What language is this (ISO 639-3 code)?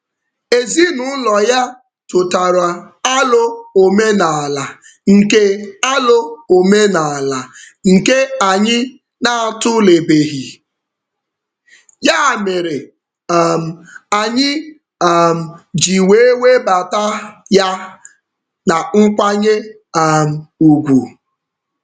ibo